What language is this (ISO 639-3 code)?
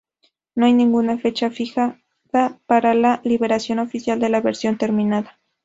spa